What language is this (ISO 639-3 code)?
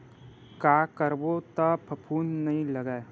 hne